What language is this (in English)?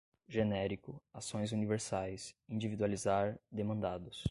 Portuguese